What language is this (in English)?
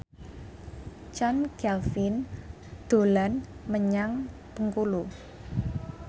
Javanese